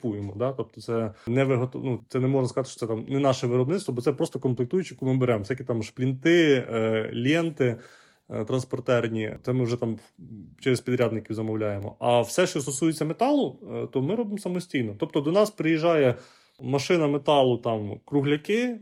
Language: Ukrainian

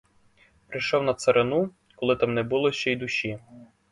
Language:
Ukrainian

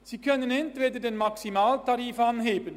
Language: Swiss German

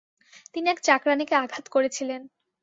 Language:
Bangla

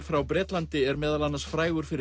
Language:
Icelandic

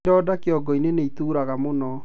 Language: Kikuyu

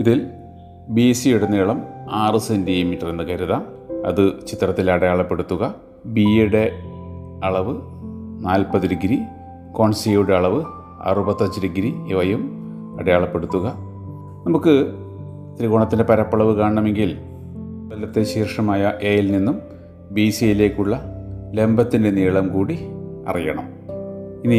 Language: Malayalam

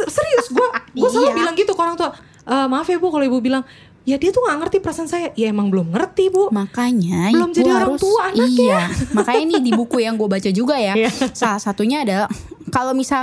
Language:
Indonesian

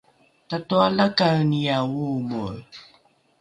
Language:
Rukai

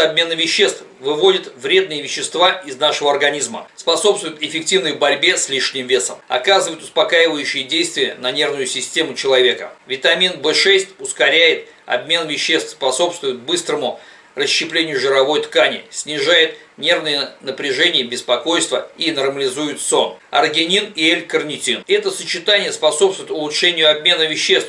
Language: Russian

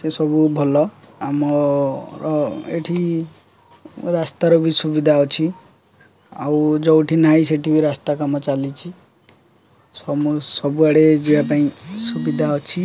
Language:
Odia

